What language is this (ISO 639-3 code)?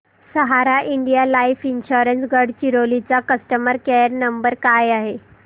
mar